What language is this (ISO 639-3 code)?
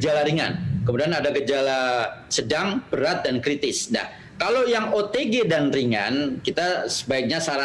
ind